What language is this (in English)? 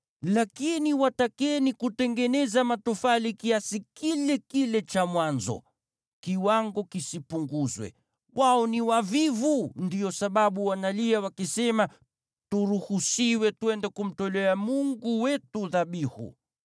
Swahili